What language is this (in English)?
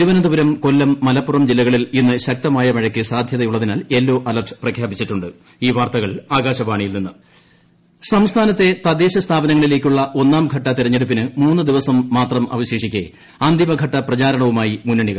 Malayalam